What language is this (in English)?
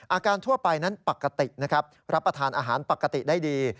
Thai